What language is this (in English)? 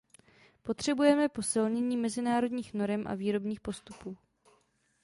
Czech